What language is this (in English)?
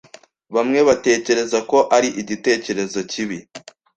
Kinyarwanda